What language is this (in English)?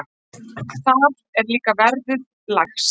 Icelandic